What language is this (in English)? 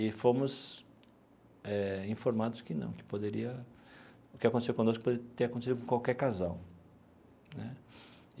Portuguese